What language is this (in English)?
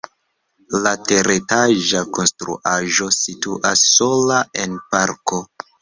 Esperanto